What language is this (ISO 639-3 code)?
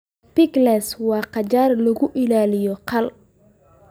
som